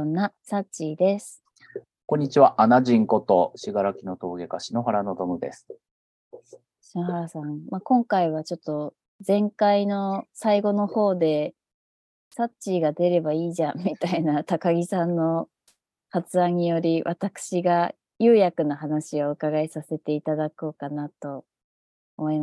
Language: Japanese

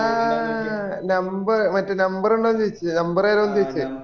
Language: Malayalam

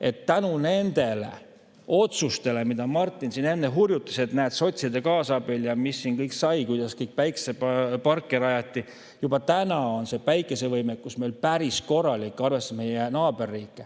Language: Estonian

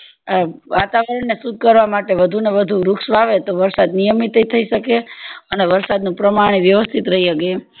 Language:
Gujarati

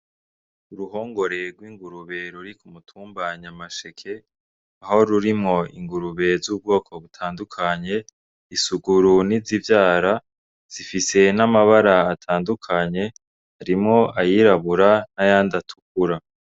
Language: Rundi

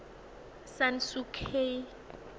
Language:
Tswana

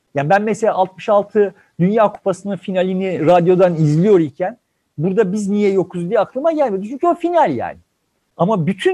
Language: Turkish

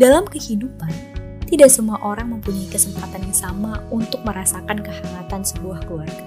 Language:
Indonesian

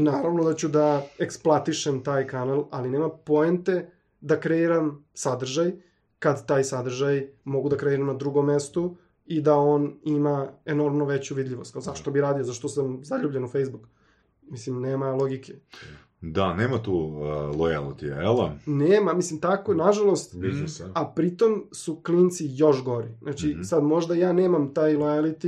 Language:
Croatian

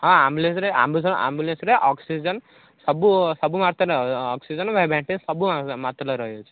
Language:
Odia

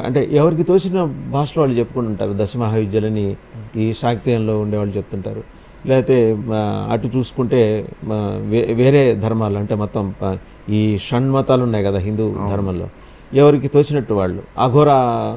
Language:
Telugu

